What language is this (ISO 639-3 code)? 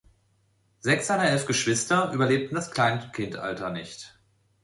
deu